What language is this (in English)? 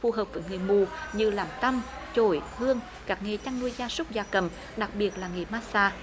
Vietnamese